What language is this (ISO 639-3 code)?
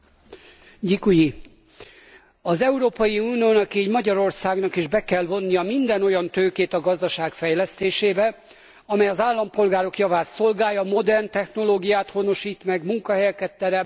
hun